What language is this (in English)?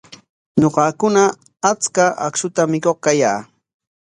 Corongo Ancash Quechua